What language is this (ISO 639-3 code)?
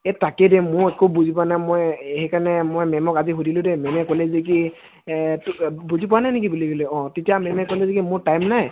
asm